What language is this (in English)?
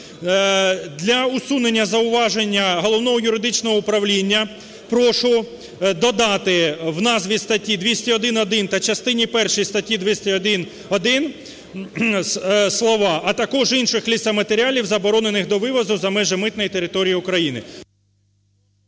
Ukrainian